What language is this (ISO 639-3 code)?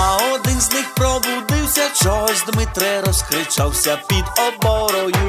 ukr